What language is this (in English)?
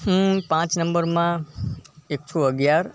Gujarati